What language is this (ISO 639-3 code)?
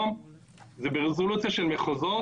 heb